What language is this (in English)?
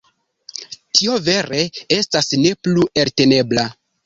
Esperanto